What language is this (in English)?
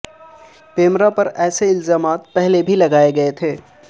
Urdu